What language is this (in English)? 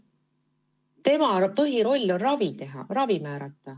Estonian